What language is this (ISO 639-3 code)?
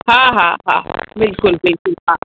snd